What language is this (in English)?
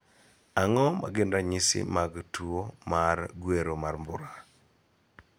Luo (Kenya and Tanzania)